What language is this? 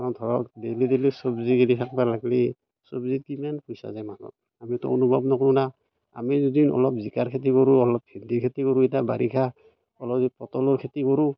Assamese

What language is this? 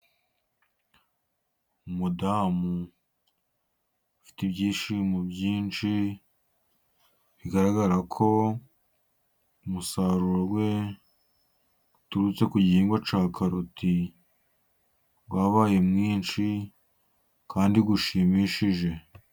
Kinyarwanda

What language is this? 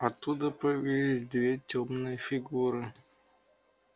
Russian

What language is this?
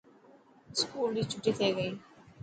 Dhatki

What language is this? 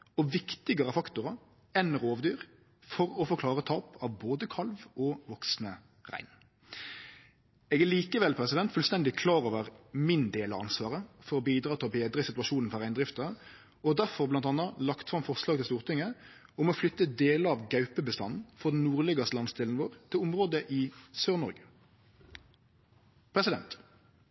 Norwegian Nynorsk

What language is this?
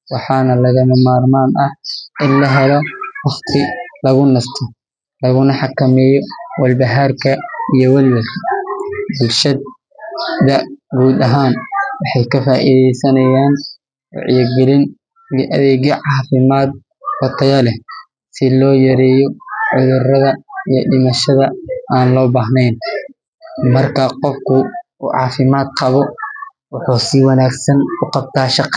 Somali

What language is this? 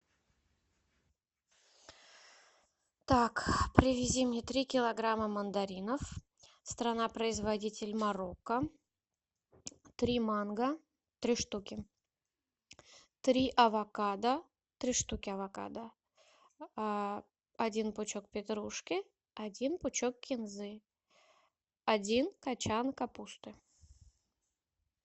Russian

